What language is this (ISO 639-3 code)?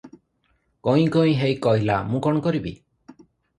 ori